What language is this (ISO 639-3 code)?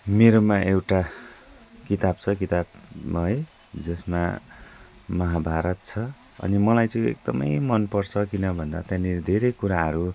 nep